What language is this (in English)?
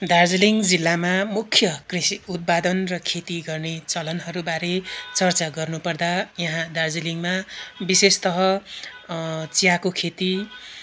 Nepali